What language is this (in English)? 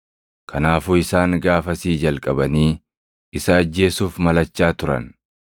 Oromo